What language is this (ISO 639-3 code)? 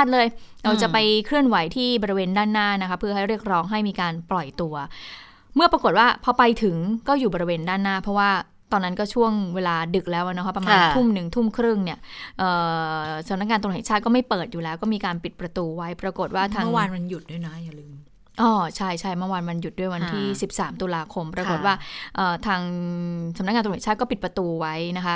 tha